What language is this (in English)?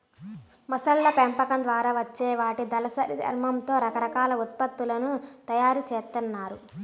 Telugu